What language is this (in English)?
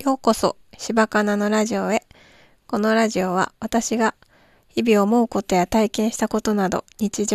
Japanese